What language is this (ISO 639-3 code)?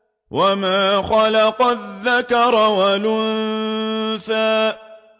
ara